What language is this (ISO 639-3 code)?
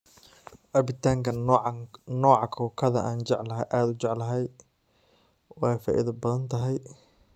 som